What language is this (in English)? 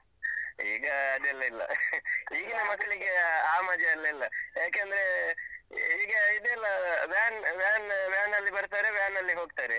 Kannada